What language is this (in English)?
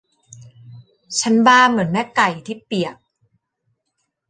Thai